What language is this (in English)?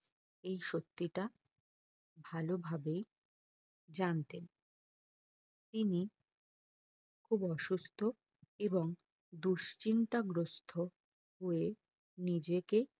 Bangla